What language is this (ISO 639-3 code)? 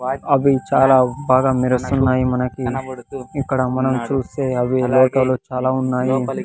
tel